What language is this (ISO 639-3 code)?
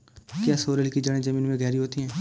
hin